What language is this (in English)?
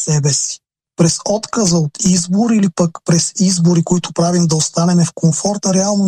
Bulgarian